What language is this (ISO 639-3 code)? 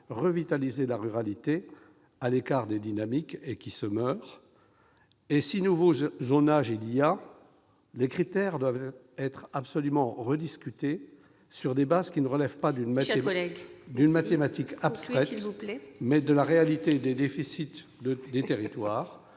fra